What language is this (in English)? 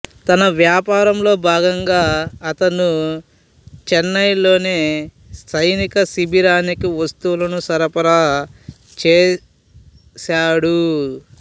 Telugu